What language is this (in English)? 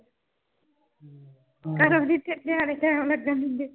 Punjabi